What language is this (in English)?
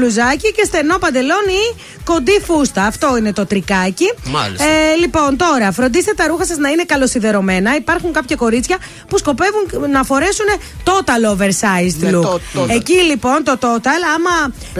Greek